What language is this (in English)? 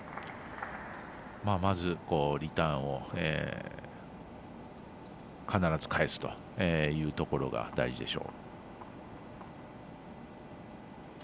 Japanese